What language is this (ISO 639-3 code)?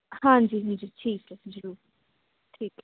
pan